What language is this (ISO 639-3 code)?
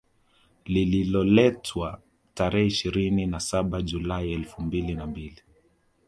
swa